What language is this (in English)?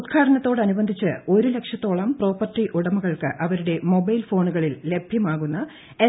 Malayalam